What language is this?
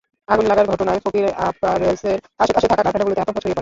Bangla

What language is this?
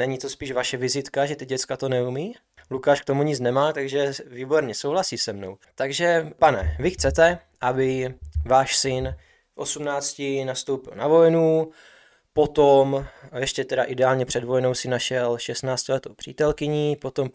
Czech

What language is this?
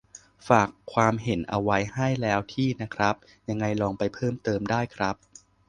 Thai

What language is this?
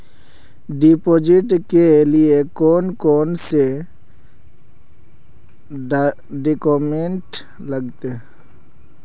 Magahi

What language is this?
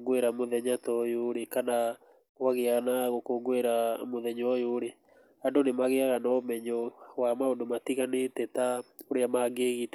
Kikuyu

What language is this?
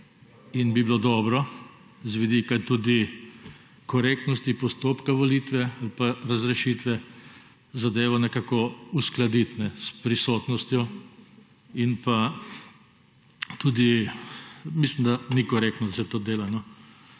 Slovenian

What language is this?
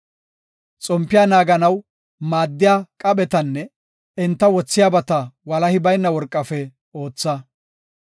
Gofa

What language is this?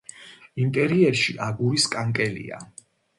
Georgian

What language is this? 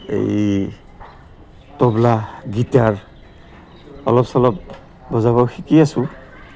Assamese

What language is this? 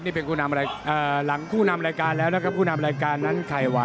Thai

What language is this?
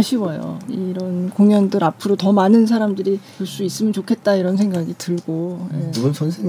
Korean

